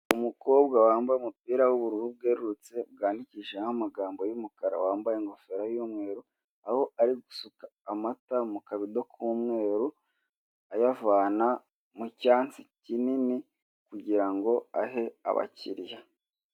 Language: Kinyarwanda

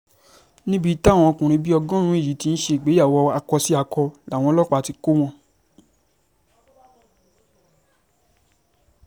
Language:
Yoruba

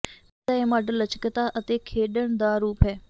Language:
Punjabi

